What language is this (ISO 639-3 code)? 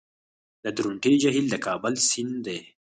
pus